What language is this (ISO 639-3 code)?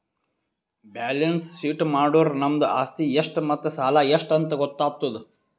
kan